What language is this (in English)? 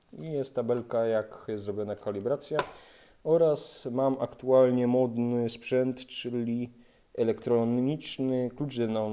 Polish